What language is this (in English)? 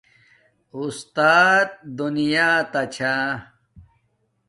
Domaaki